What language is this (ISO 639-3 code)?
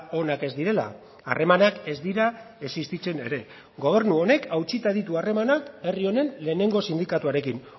eus